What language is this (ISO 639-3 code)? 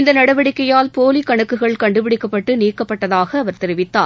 tam